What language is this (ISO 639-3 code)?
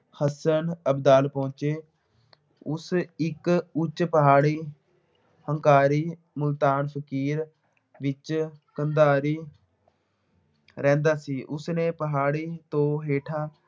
pan